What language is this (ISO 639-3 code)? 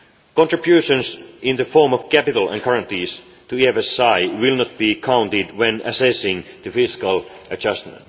eng